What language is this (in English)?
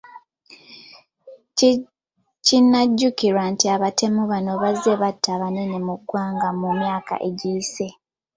Ganda